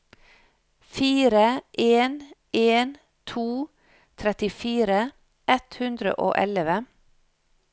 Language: Norwegian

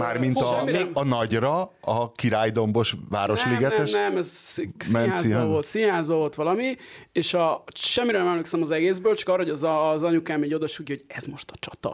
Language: Hungarian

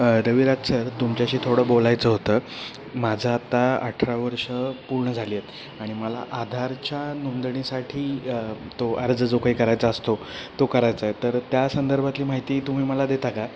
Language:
Marathi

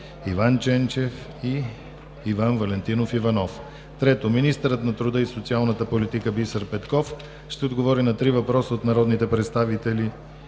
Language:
Bulgarian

